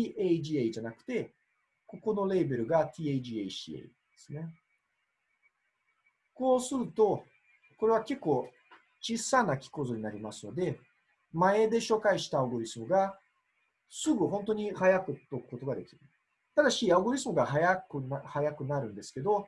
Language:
Japanese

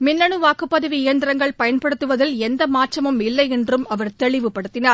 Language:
Tamil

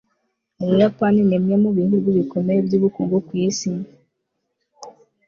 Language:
Kinyarwanda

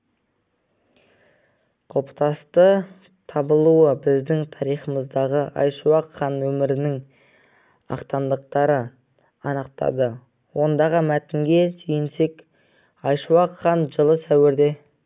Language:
Kazakh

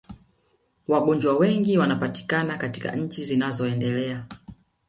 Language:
Swahili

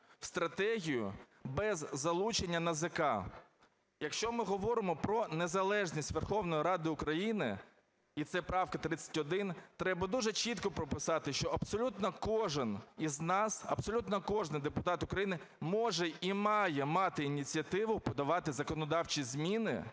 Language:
Ukrainian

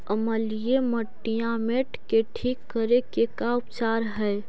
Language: Magahi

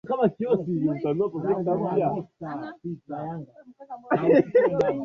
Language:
Swahili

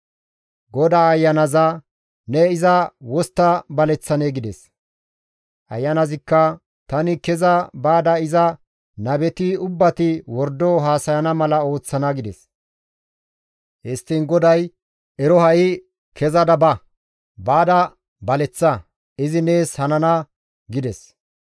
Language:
Gamo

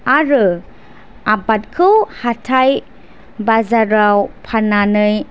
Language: Bodo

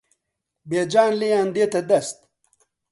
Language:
Central Kurdish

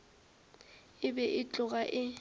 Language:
Northern Sotho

